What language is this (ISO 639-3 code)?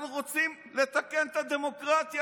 heb